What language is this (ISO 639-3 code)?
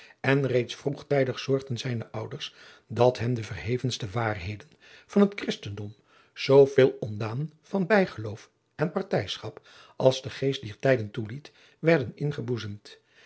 nld